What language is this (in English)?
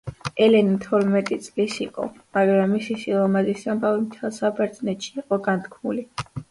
Georgian